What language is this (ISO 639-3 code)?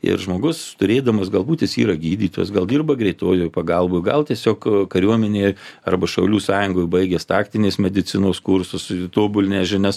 lit